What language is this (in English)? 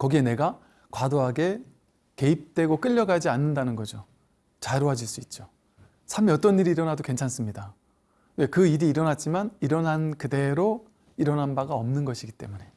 Korean